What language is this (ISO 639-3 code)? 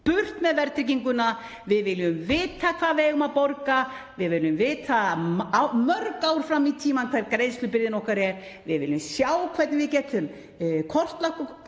isl